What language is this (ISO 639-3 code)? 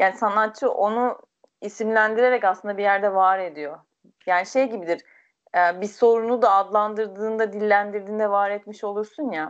tur